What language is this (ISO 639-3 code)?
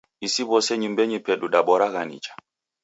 dav